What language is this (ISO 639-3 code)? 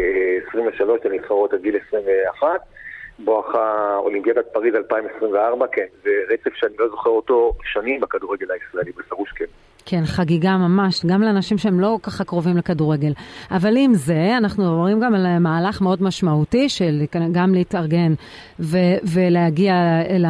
heb